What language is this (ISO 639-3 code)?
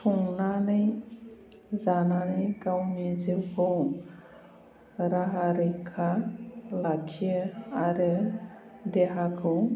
brx